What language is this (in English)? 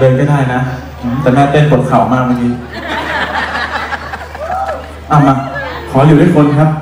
Thai